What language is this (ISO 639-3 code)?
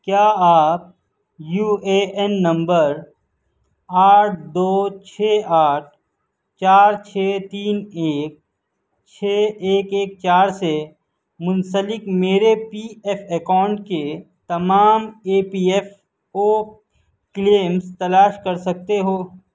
urd